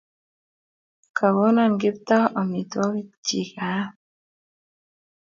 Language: Kalenjin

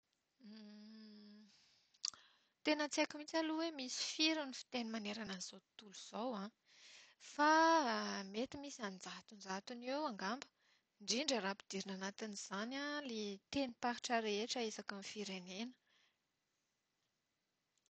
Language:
Malagasy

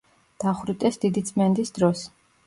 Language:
Georgian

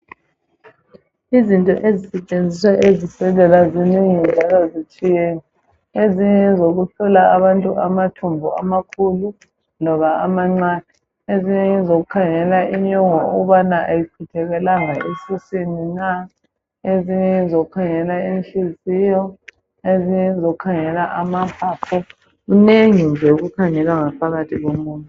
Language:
North Ndebele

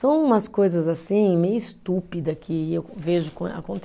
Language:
Portuguese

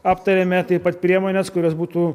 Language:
Lithuanian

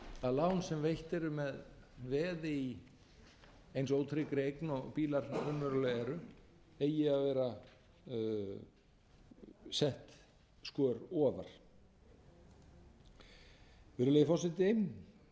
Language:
Icelandic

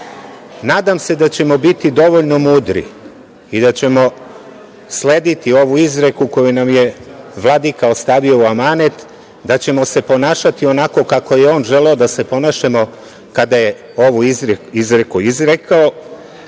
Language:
Serbian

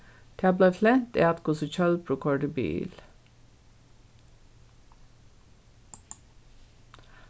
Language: Faroese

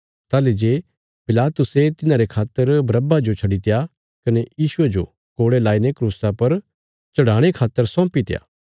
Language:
Bilaspuri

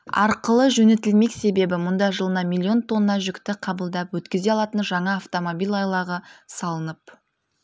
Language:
Kazakh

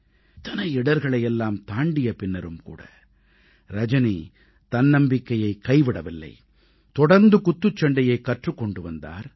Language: Tamil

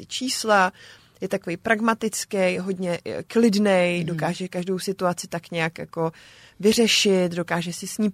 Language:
Czech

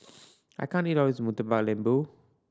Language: English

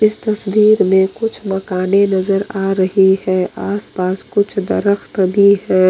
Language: Hindi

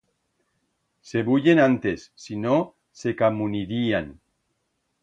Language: Aragonese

